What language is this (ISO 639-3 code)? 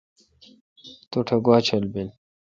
xka